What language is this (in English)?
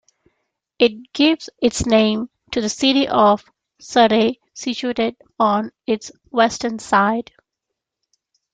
English